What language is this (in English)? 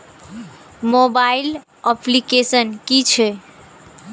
Maithili